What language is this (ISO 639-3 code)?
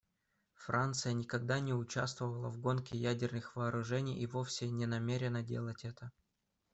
rus